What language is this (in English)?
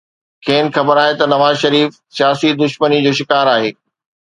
Sindhi